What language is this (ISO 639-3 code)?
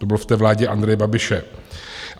ces